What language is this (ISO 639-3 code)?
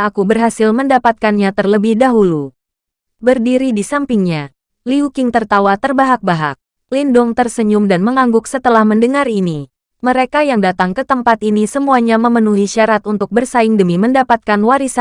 ind